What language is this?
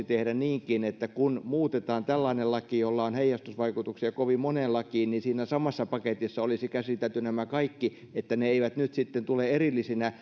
Finnish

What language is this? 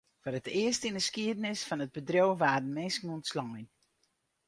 Western Frisian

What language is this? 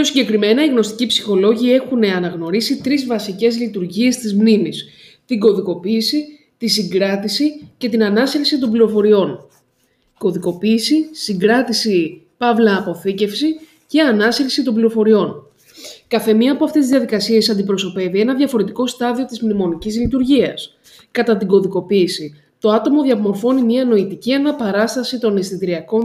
Greek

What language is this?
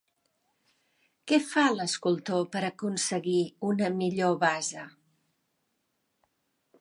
Catalan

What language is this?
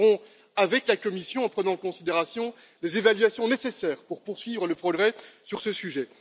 French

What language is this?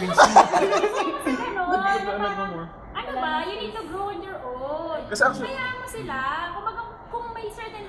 Filipino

